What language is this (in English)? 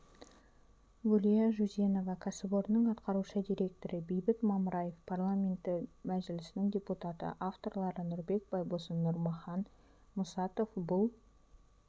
Kazakh